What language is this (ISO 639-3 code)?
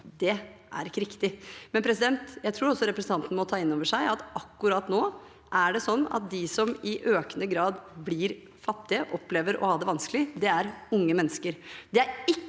nor